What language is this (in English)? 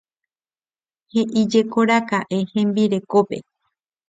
Guarani